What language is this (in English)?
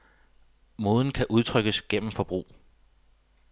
Danish